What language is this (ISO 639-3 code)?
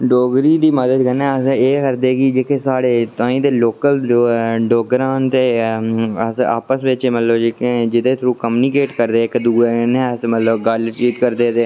doi